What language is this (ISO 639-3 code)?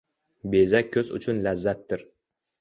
uzb